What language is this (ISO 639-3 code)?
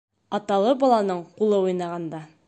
bak